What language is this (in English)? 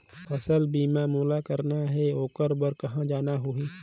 Chhattisgarhi